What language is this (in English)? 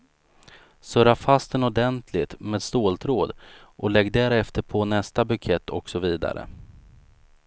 Swedish